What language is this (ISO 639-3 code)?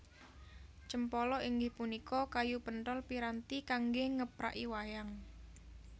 jav